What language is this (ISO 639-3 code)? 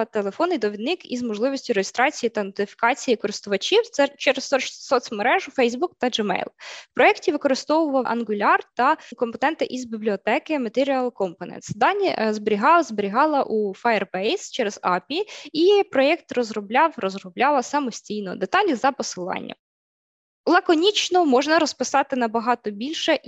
ukr